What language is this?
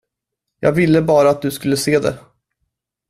Swedish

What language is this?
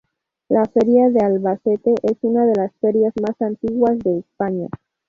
Spanish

